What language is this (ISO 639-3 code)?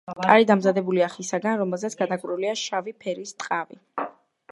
kat